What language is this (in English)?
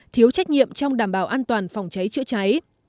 Vietnamese